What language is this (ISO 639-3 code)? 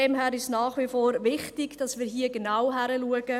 gsw